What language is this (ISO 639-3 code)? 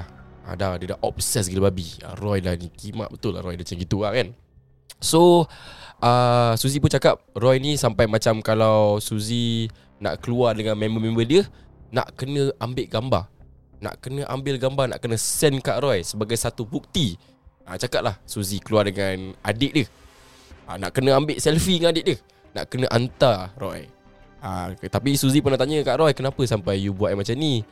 msa